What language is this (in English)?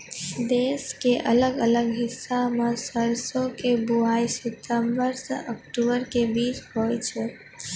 Maithili